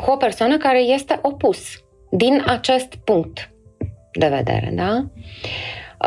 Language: Romanian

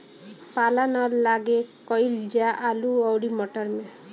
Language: Bhojpuri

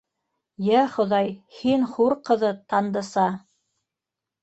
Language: Bashkir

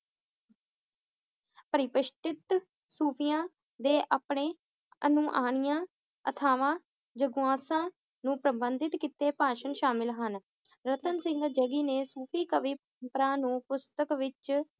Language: Punjabi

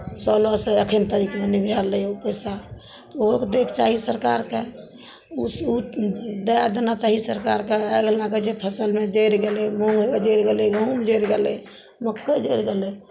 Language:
Maithili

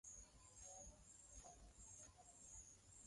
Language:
Swahili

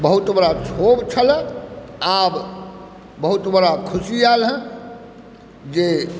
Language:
Maithili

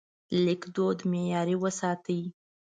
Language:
Pashto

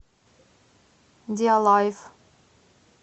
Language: Russian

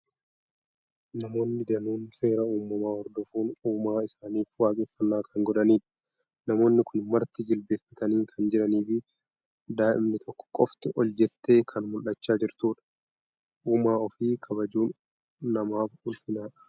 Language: Oromo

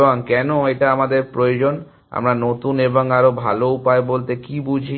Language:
Bangla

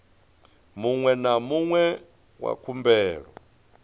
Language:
Venda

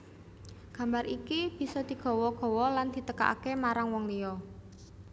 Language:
Javanese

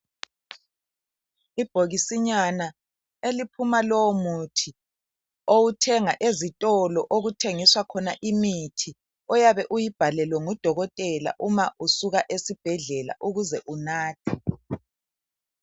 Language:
North Ndebele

